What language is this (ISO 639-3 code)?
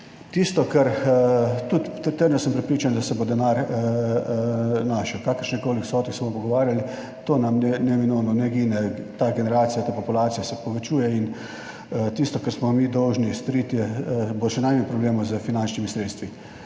slv